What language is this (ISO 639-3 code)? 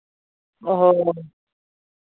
sat